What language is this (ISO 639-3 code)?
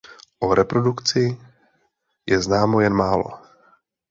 ces